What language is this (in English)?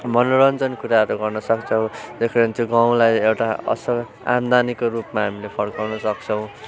Nepali